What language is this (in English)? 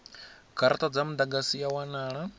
Venda